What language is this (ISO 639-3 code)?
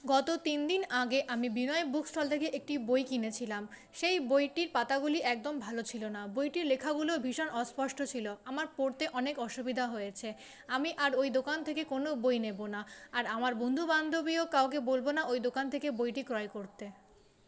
ben